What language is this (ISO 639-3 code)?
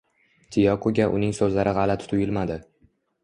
uzb